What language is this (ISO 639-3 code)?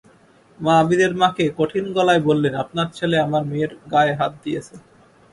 ben